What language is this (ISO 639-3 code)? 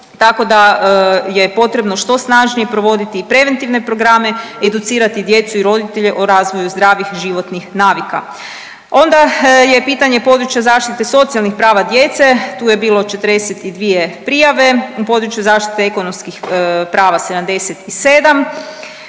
hrv